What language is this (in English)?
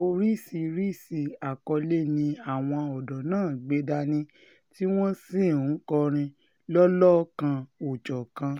Yoruba